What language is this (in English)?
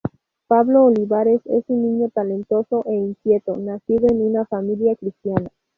Spanish